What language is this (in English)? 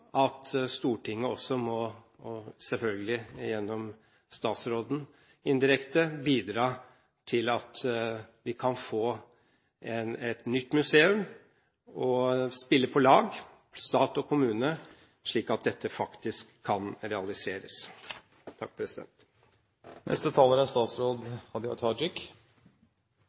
Norwegian